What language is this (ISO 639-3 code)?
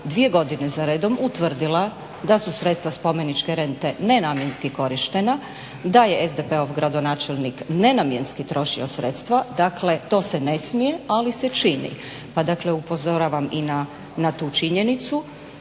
hrv